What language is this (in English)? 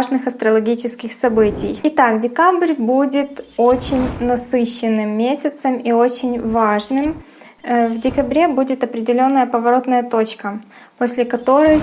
Russian